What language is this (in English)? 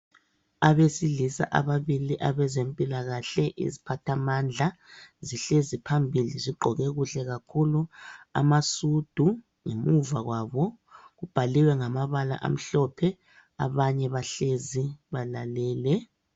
North Ndebele